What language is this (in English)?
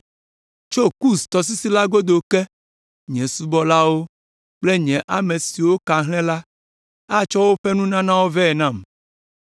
Ewe